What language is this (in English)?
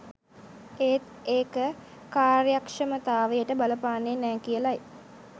Sinhala